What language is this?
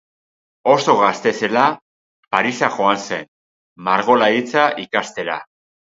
Basque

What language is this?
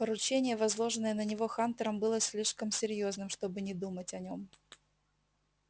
Russian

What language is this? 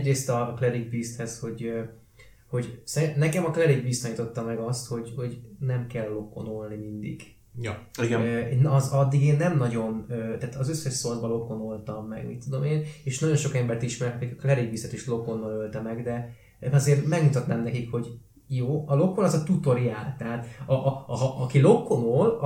Hungarian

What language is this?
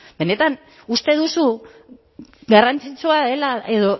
Basque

